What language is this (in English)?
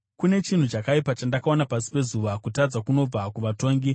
Shona